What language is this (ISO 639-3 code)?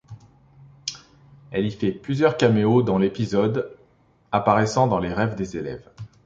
fra